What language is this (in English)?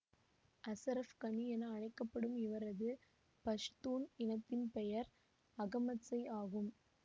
Tamil